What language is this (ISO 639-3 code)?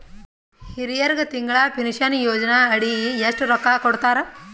kan